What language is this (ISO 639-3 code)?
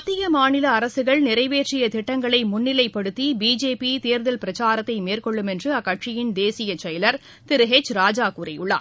tam